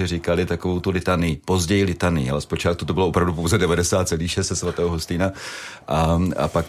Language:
Czech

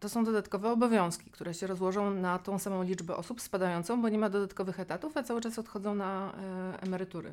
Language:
Polish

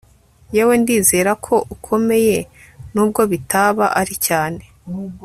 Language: Kinyarwanda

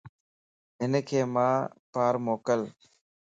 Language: Lasi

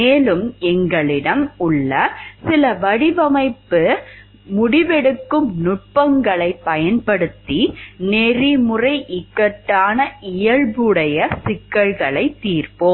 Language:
Tamil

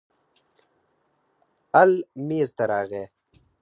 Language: Pashto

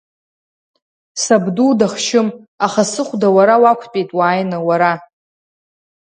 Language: Abkhazian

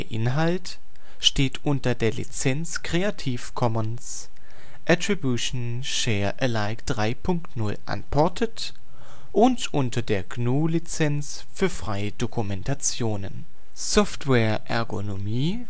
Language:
German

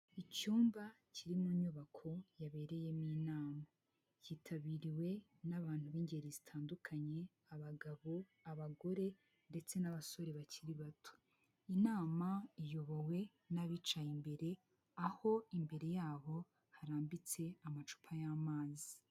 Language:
Kinyarwanda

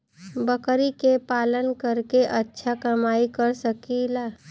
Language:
Bhojpuri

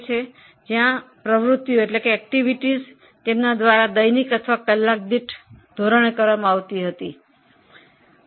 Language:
Gujarati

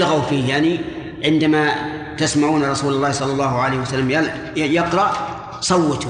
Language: Arabic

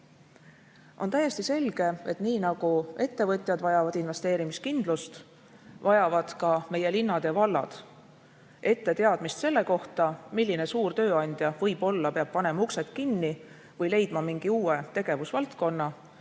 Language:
Estonian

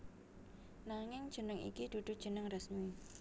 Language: Javanese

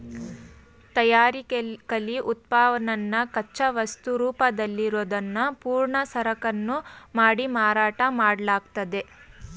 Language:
Kannada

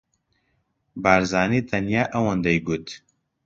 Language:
Central Kurdish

